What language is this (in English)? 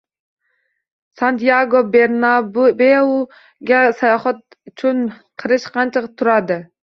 Uzbek